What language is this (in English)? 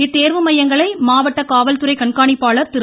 Tamil